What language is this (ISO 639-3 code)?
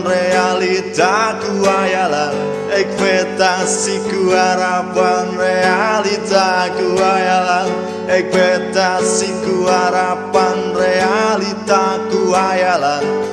ind